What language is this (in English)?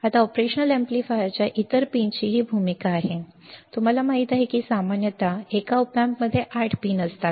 Marathi